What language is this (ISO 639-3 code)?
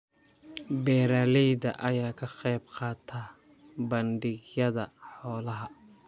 som